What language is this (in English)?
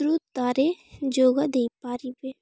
Odia